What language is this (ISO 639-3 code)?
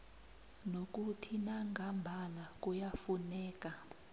nbl